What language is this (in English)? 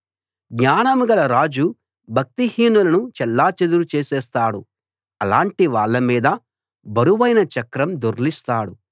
Telugu